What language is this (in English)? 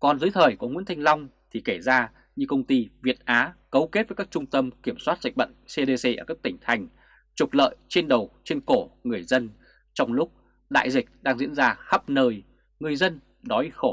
Vietnamese